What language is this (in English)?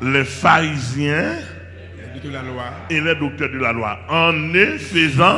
French